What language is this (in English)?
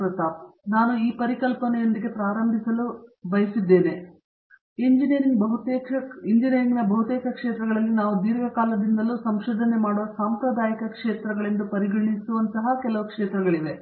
Kannada